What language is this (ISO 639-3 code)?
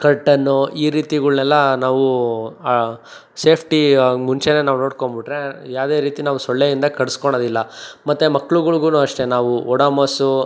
kan